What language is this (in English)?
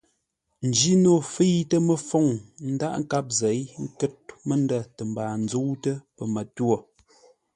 Ngombale